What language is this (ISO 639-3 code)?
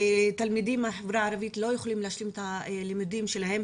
heb